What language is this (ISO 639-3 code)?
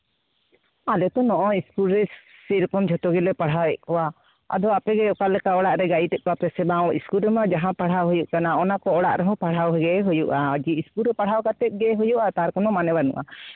sat